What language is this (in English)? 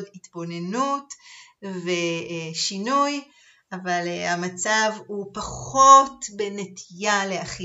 Hebrew